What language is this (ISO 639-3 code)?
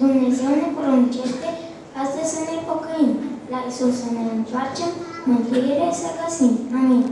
ron